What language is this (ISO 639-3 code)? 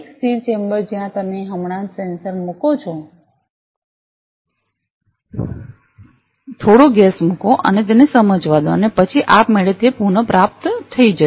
guj